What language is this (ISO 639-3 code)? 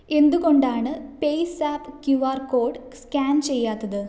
mal